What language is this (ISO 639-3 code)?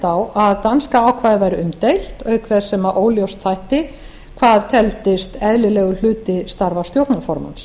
isl